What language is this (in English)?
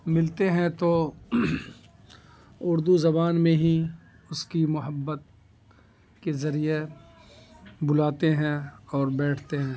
Urdu